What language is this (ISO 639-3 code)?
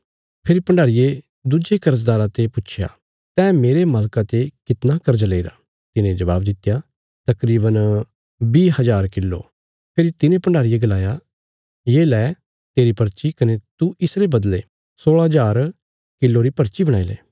kfs